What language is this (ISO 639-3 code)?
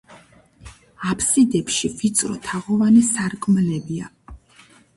kat